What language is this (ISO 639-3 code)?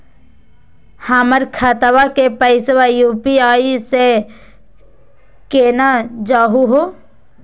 mag